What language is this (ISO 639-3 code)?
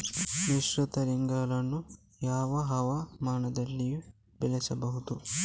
kan